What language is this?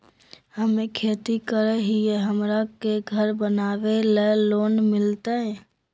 Magahi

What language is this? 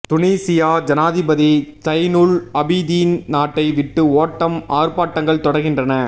Tamil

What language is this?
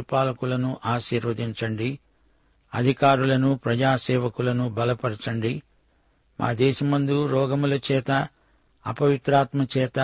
Telugu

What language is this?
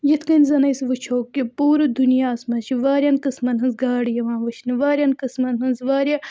Kashmiri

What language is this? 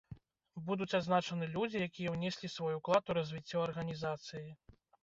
Belarusian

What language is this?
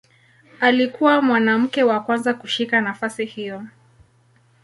Swahili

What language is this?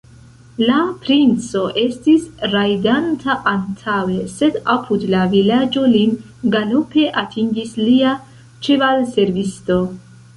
Esperanto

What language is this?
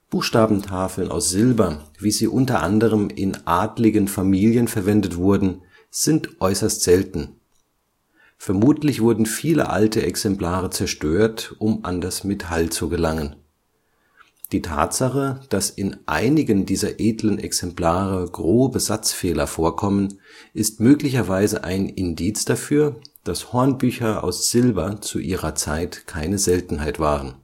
German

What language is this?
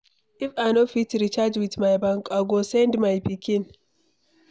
Nigerian Pidgin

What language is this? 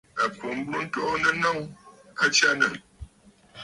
Bafut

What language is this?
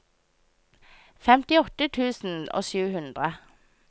Norwegian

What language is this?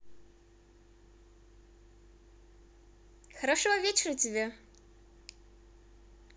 Russian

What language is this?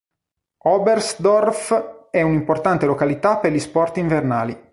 Italian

